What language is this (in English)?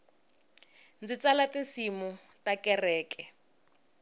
Tsonga